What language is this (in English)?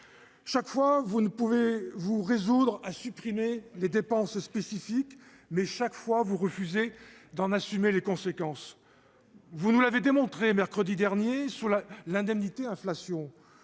French